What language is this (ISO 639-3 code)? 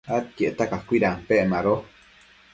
mcf